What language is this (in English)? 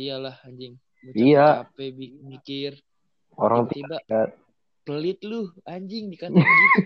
Indonesian